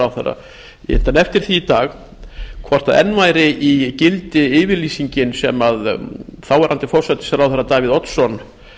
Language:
Icelandic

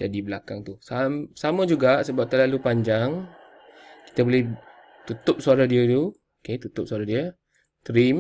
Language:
Malay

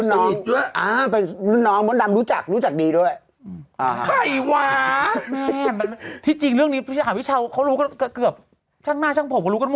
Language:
Thai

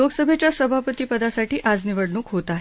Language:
Marathi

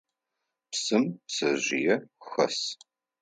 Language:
Adyghe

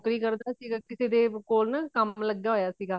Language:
Punjabi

